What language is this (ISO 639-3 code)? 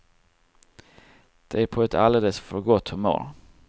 swe